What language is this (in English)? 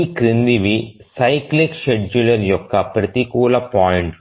Telugu